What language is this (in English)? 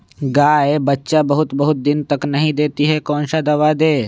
Magahi